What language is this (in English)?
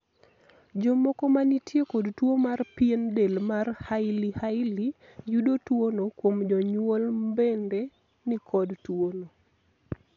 Luo (Kenya and Tanzania)